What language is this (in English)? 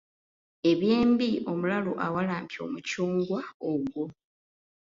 Ganda